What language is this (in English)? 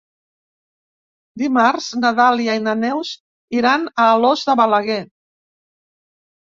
Catalan